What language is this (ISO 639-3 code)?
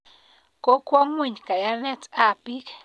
kln